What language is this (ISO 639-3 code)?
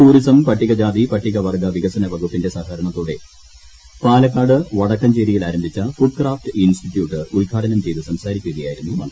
mal